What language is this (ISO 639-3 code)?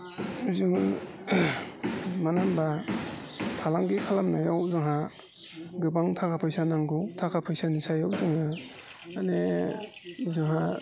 brx